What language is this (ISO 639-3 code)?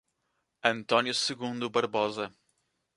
por